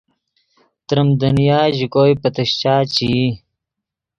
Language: Yidgha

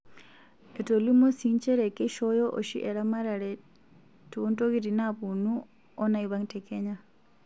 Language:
Masai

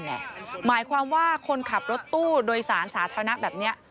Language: Thai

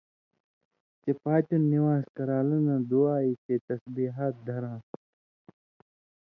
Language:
Indus Kohistani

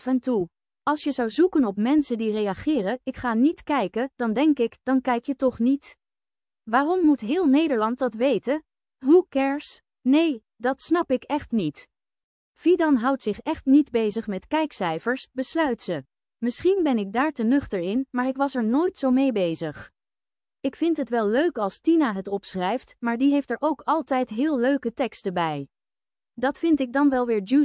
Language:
Dutch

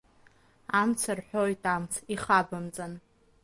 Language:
Abkhazian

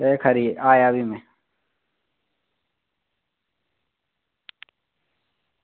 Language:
Dogri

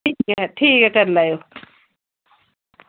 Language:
Dogri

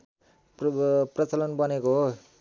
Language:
Nepali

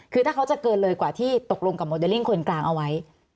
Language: Thai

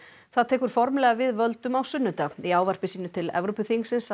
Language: Icelandic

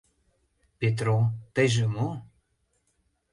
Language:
Mari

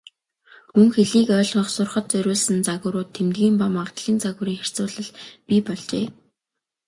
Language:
Mongolian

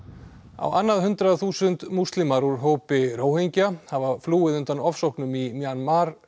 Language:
Icelandic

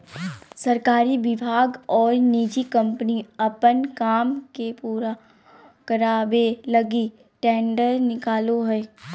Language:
Magahi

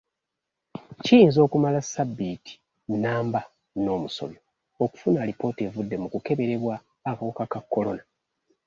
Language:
Ganda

